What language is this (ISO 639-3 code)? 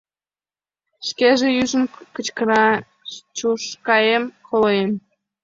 chm